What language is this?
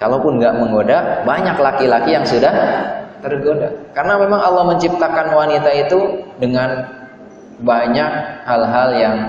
Indonesian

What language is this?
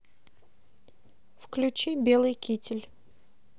Russian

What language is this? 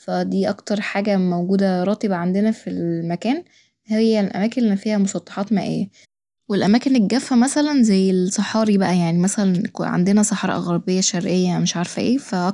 Egyptian Arabic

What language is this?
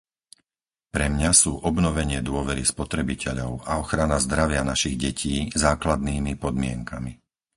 Slovak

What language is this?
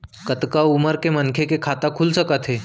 Chhattisgarhi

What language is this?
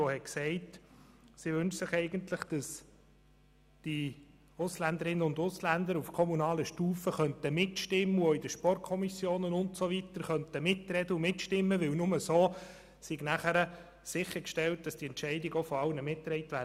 Swiss German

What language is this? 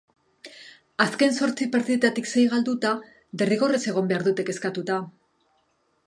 Basque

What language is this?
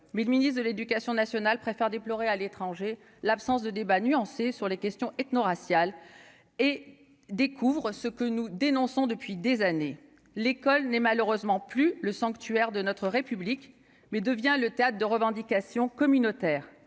French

